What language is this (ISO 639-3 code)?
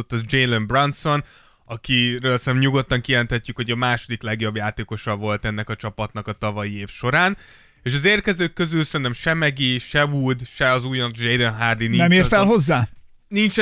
hun